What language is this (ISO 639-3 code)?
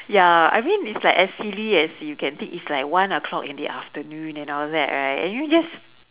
eng